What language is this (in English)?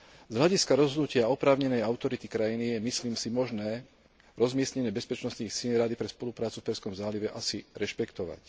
Slovak